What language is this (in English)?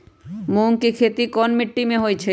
Magahi